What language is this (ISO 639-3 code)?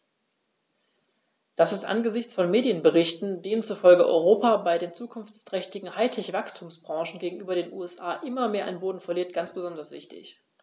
deu